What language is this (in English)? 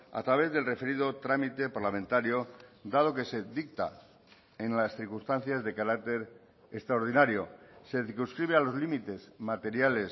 Spanish